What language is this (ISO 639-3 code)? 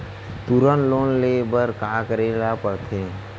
hne